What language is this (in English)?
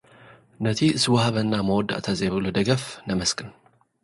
Tigrinya